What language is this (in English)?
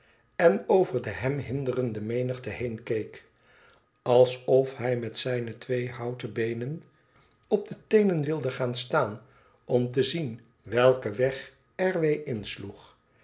Dutch